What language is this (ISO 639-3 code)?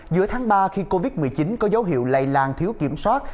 vie